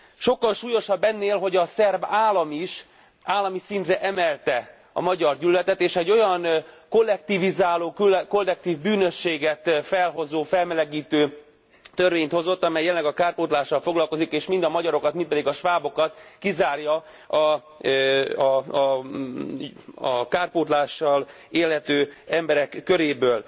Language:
Hungarian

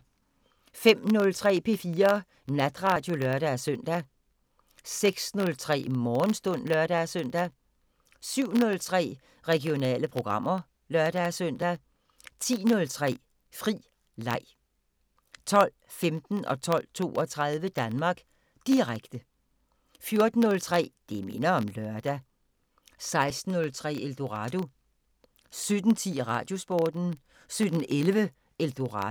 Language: Danish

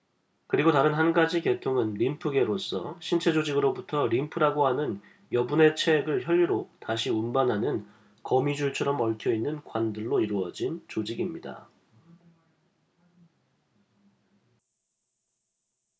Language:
Korean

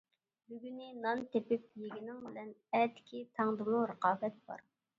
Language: Uyghur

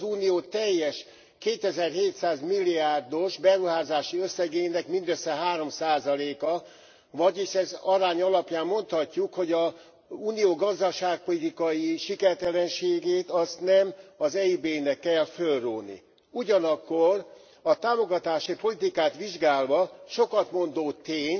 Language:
Hungarian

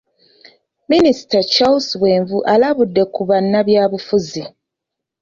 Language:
Ganda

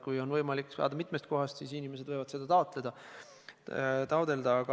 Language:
Estonian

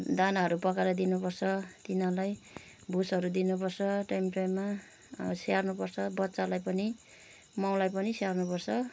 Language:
Nepali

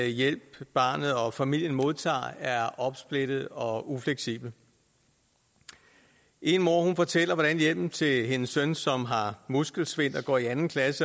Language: Danish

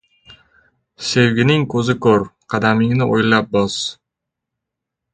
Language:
Uzbek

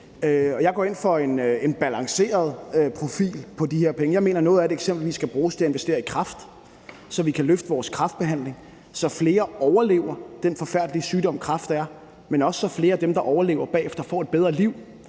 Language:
Danish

